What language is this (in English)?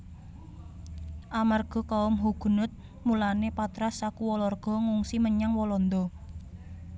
Javanese